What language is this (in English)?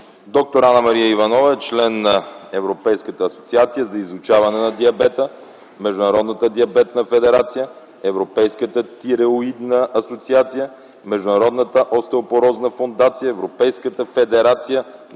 Bulgarian